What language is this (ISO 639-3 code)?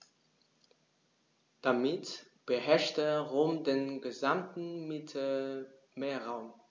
deu